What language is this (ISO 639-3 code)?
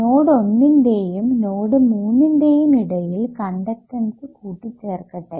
mal